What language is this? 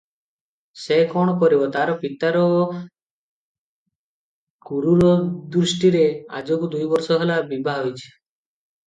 Odia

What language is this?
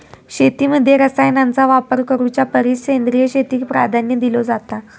Marathi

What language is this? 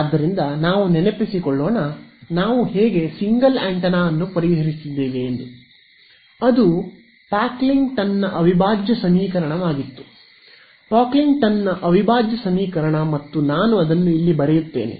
Kannada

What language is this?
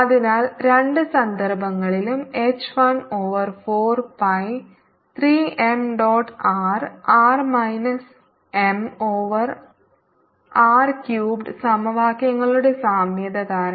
Malayalam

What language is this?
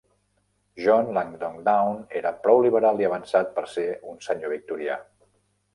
Catalan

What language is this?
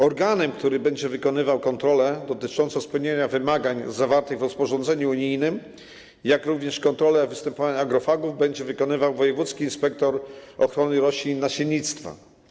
Polish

